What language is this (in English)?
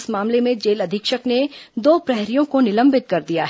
Hindi